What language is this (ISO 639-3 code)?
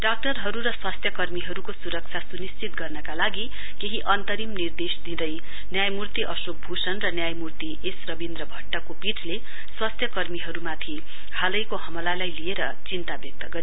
nep